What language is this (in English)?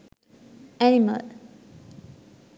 Sinhala